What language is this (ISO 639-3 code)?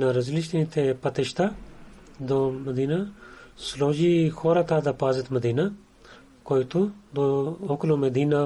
bul